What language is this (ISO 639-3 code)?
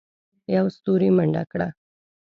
pus